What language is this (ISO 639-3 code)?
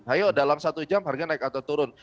ind